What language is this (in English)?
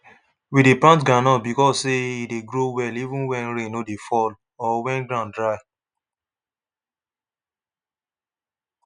Nigerian Pidgin